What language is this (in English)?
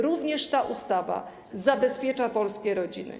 Polish